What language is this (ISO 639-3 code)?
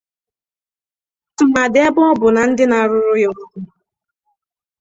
ibo